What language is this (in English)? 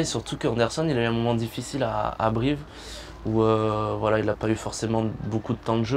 French